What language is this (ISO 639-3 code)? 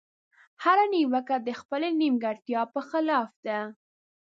pus